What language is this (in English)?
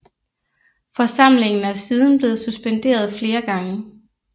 Danish